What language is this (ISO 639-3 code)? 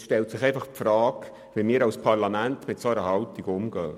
gsw